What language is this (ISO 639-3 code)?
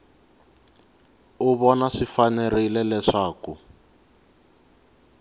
tso